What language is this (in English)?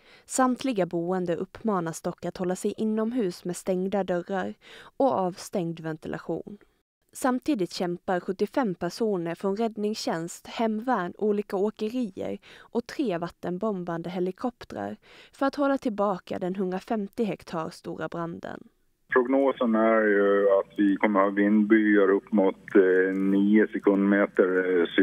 Swedish